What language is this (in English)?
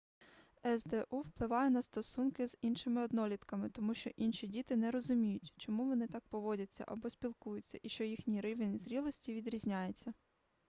Ukrainian